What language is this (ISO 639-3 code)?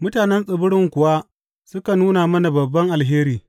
hau